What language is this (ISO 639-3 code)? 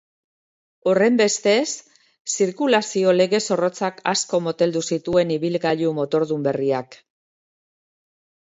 eus